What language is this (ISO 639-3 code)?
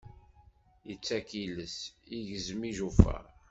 kab